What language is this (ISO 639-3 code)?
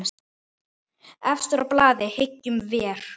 isl